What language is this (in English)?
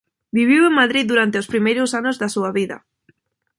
Galician